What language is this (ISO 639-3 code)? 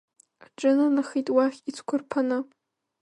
abk